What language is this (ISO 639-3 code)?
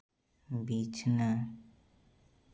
sat